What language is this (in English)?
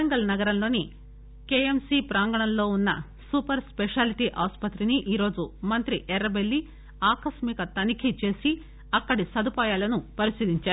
Telugu